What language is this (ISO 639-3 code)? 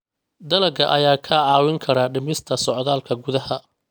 som